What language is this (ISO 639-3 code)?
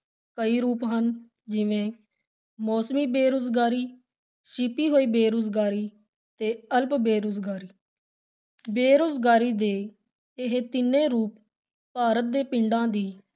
pan